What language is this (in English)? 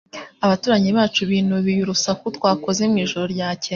Kinyarwanda